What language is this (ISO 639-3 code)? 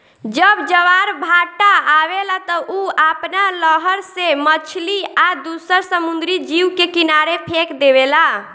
bho